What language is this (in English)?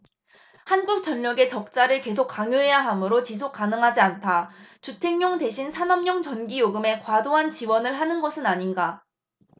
Korean